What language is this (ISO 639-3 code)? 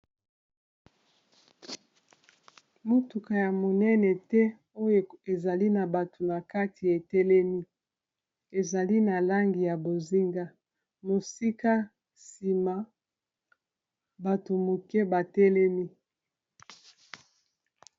lin